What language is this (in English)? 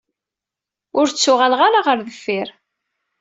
Kabyle